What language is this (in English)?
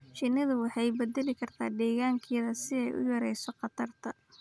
Somali